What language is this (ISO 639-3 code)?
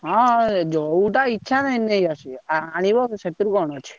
ori